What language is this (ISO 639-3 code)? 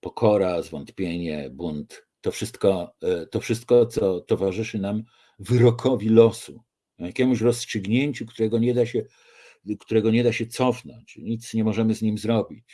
pol